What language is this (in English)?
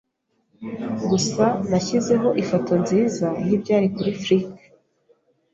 Kinyarwanda